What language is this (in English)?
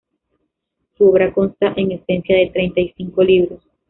Spanish